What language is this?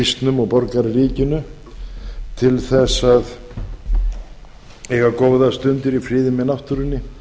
Icelandic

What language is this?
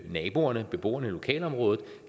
Danish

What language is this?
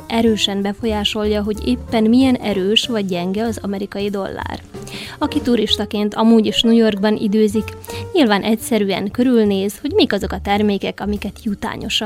Hungarian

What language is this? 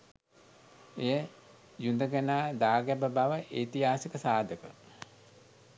Sinhala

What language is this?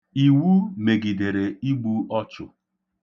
Igbo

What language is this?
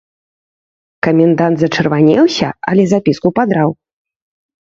Belarusian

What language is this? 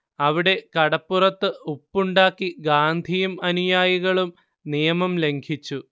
Malayalam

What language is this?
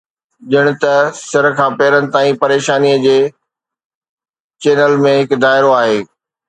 Sindhi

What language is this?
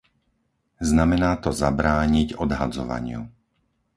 Slovak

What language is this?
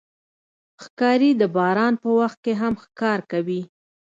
Pashto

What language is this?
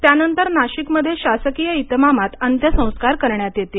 Marathi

